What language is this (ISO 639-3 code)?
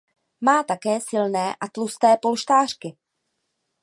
ces